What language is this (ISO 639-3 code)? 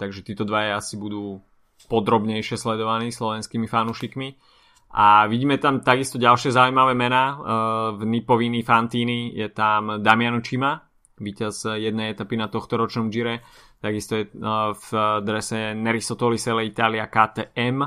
slk